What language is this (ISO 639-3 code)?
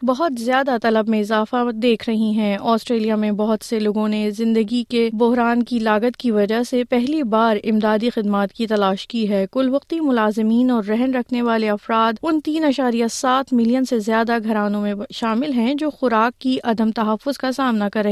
urd